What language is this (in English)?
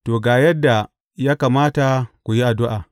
Hausa